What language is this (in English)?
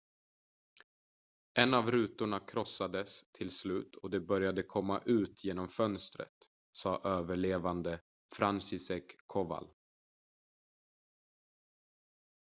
Swedish